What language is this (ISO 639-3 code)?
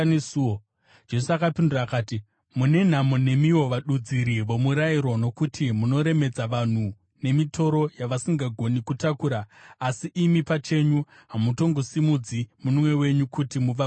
sna